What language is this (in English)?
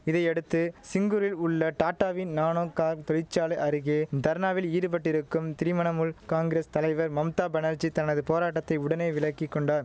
Tamil